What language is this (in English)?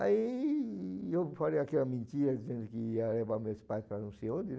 Portuguese